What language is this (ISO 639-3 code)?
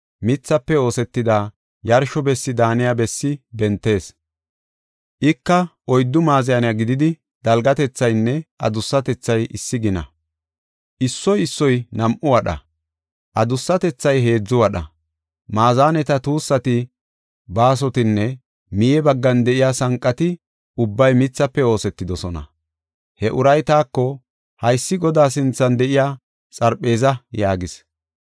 gof